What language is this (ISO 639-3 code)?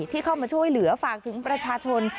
tha